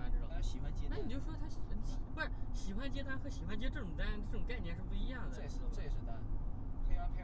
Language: Chinese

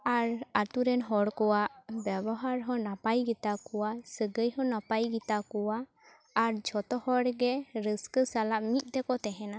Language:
Santali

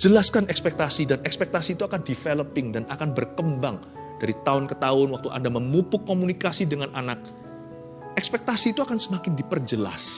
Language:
Indonesian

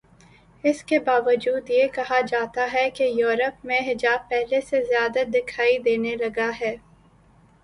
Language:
Urdu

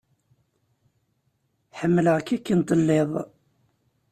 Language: Kabyle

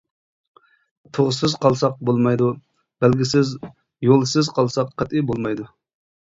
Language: Uyghur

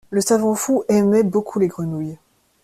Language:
French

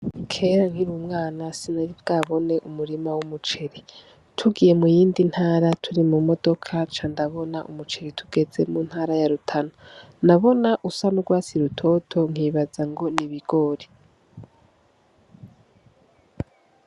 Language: Rundi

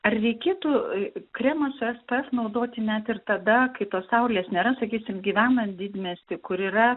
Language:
Lithuanian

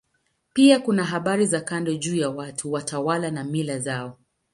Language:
Swahili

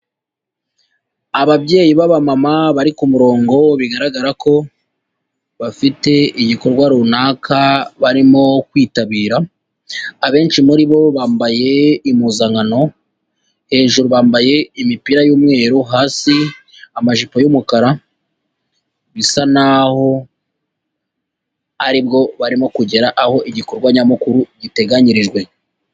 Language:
Kinyarwanda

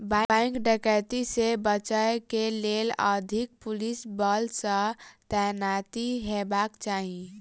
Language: Maithili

